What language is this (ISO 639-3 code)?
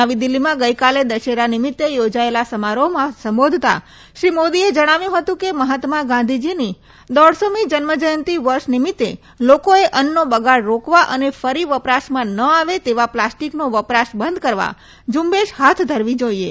guj